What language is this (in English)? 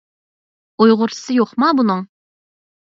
Uyghur